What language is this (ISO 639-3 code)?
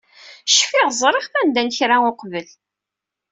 kab